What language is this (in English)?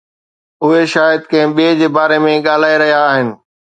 Sindhi